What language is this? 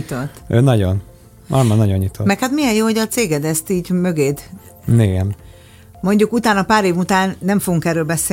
Hungarian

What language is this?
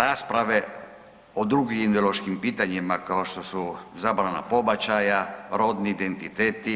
Croatian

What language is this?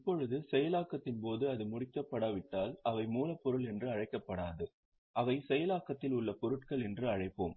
Tamil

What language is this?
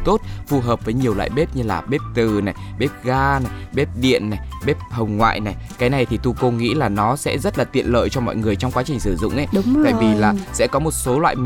Vietnamese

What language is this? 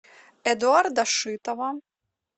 Russian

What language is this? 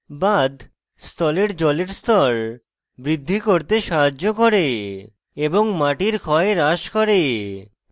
Bangla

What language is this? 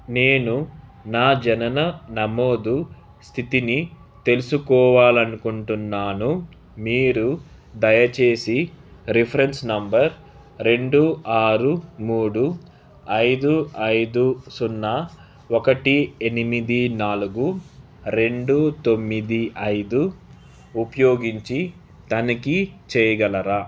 Telugu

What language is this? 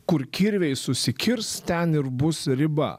Lithuanian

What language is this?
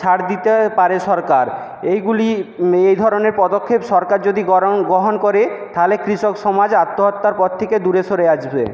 Bangla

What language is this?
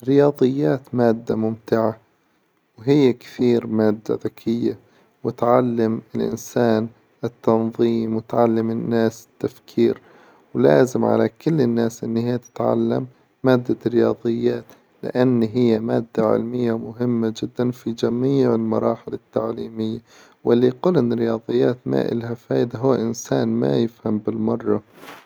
Hijazi Arabic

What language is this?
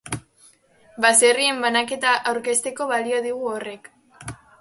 Basque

